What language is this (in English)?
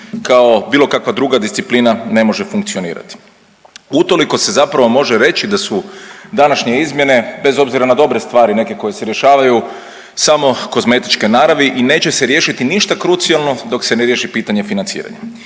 Croatian